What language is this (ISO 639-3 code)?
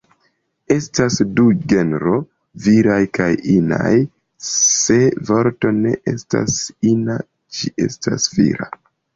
epo